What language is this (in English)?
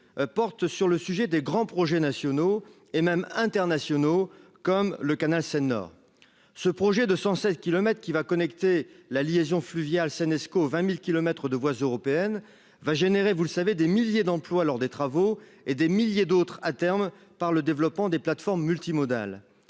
French